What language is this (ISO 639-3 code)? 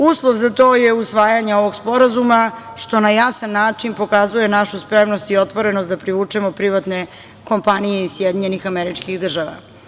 srp